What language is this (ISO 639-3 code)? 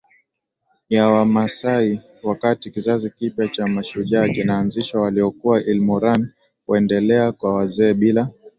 swa